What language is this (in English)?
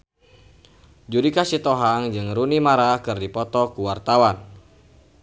Sundanese